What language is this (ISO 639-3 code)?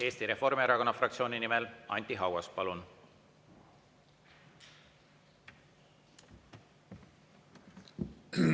est